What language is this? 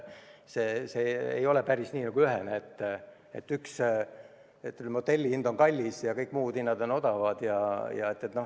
Estonian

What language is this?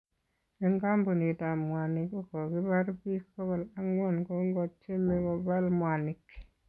Kalenjin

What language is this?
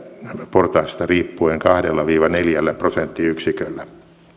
Finnish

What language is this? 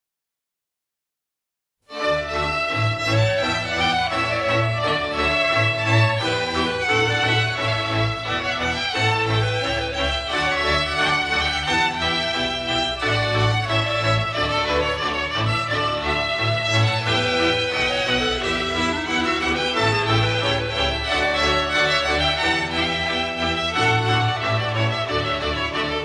Slovak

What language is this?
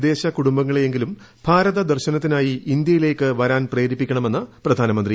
Malayalam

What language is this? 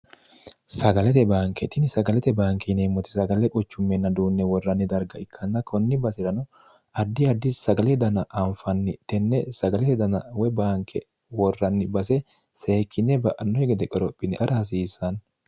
Sidamo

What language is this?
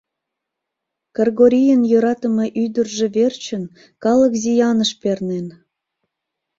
Mari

